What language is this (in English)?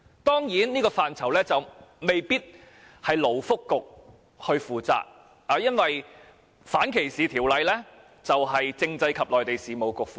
Cantonese